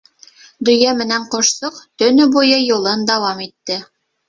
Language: Bashkir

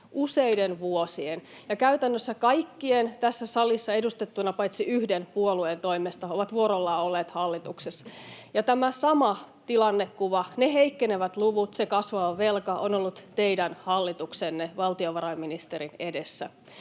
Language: Finnish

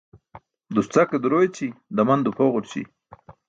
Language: Burushaski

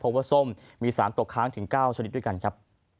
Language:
Thai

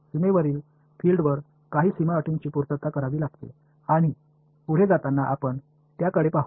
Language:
Marathi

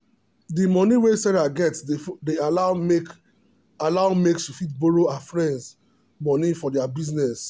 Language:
Nigerian Pidgin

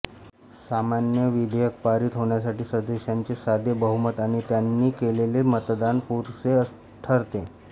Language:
Marathi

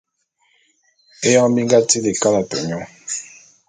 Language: Bulu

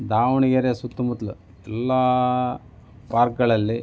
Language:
Kannada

